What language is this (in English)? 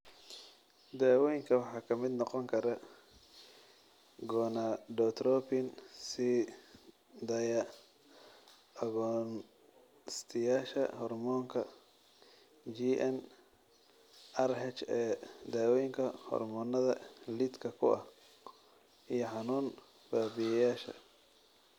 Somali